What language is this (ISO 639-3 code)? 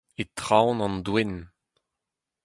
bre